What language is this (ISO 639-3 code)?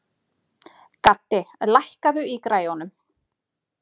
isl